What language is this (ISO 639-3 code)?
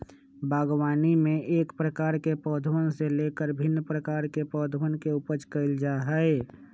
mag